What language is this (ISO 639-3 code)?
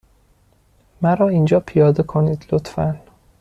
fas